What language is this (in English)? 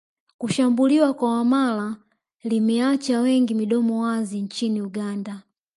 Swahili